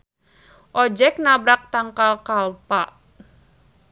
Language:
Sundanese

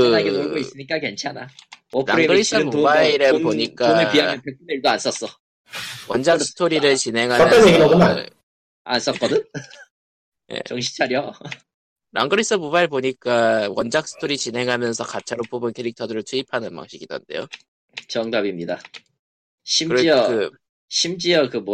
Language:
Korean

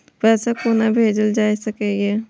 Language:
Maithili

